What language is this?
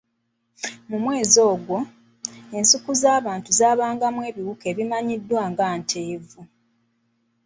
Ganda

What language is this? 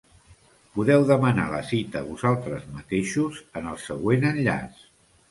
Catalan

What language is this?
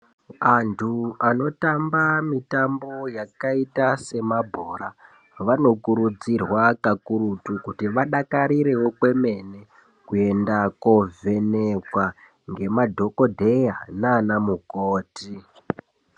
Ndau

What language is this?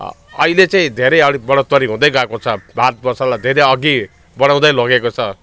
Nepali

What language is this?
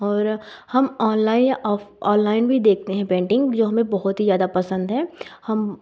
Hindi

